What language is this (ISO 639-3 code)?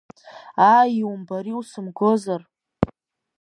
abk